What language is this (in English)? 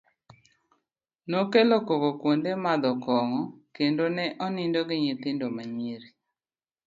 Luo (Kenya and Tanzania)